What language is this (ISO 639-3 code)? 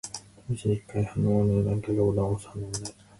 jpn